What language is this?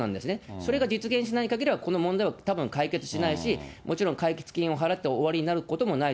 Japanese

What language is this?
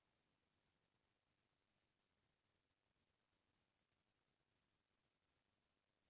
Chhattisgarhi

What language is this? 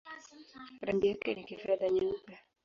Swahili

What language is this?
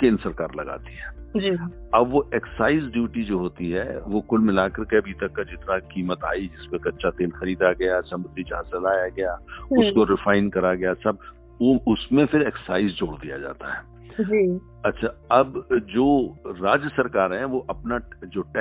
Hindi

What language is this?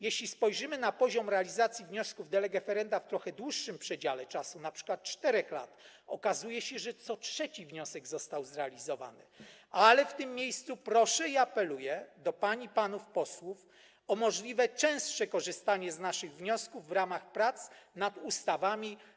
Polish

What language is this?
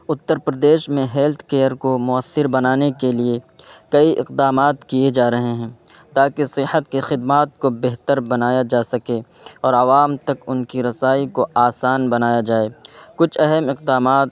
Urdu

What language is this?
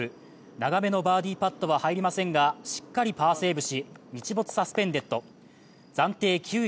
Japanese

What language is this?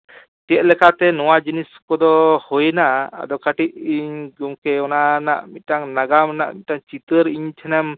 Santali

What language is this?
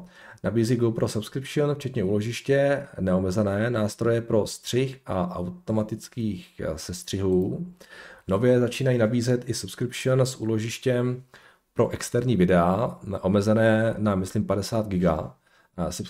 Czech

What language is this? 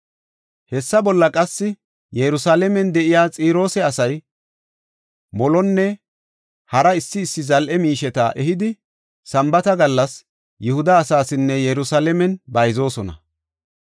Gofa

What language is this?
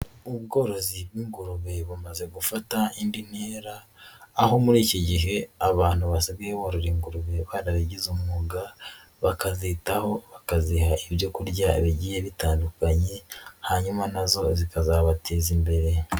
Kinyarwanda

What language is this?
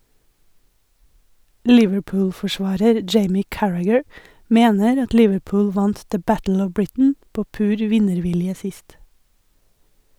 Norwegian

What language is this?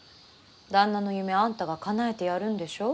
Japanese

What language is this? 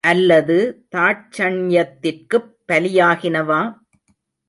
Tamil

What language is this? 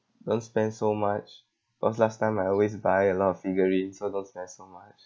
English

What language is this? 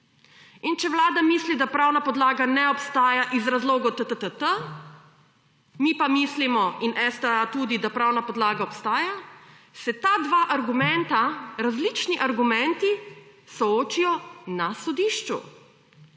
Slovenian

